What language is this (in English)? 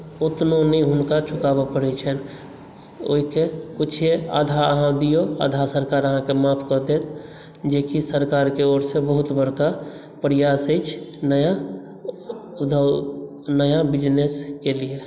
Maithili